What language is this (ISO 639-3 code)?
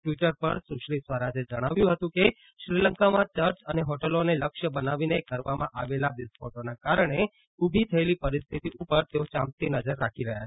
guj